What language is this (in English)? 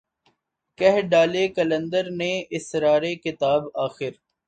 Urdu